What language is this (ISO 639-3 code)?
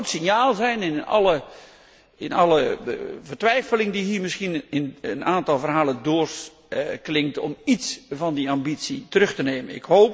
nld